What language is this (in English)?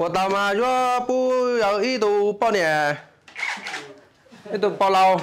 Vietnamese